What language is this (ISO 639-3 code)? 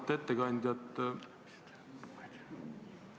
est